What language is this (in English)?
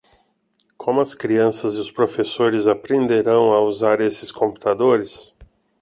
Portuguese